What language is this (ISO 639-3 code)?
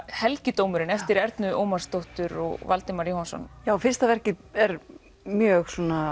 isl